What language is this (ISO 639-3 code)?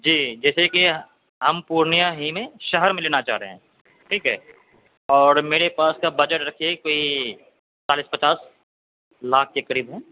urd